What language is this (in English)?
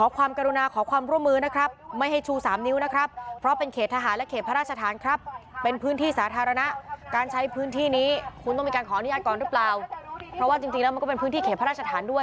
Thai